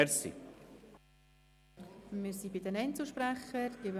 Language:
Swiss German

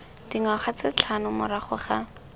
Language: Tswana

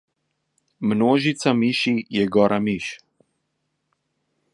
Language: Slovenian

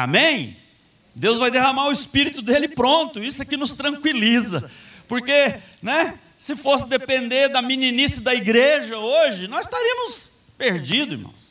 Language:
Portuguese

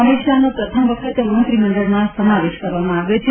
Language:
Gujarati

